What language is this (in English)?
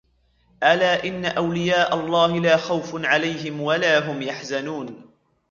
Arabic